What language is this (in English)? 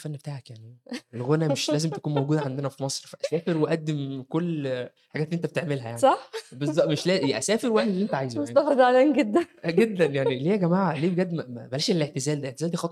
Arabic